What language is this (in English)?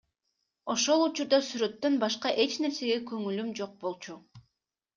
Kyrgyz